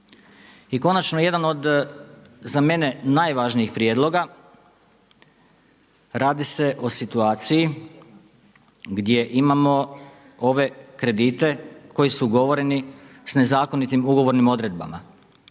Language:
Croatian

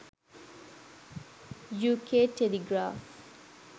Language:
Sinhala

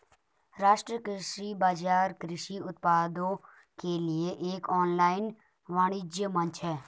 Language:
Hindi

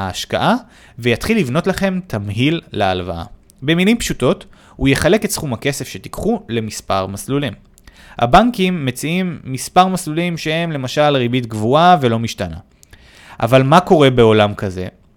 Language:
Hebrew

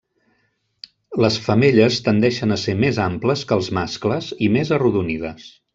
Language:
Catalan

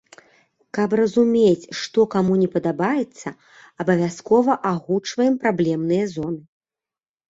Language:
Belarusian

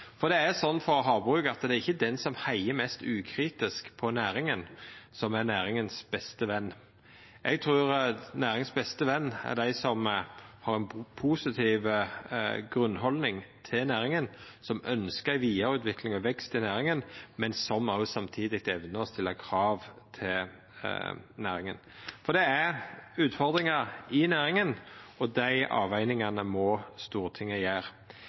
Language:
Norwegian Nynorsk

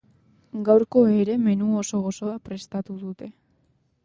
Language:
Basque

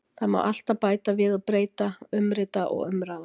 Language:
Icelandic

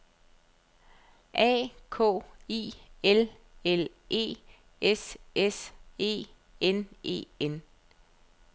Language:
Danish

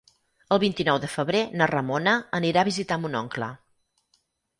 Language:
Catalan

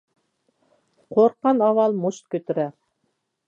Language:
Uyghur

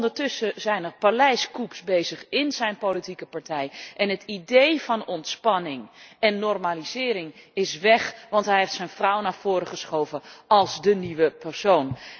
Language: Dutch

